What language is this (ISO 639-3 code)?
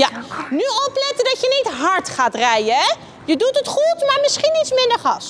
nld